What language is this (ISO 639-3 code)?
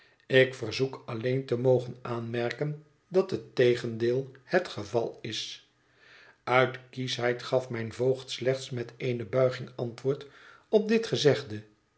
nld